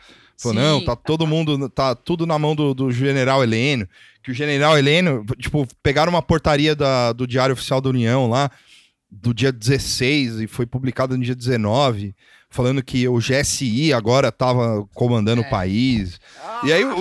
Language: Portuguese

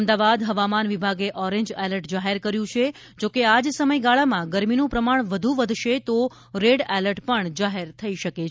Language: Gujarati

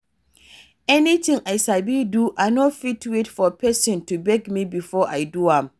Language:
Nigerian Pidgin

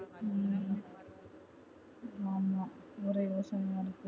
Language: Tamil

